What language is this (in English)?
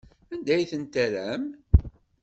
Kabyle